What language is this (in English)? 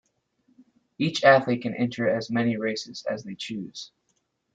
English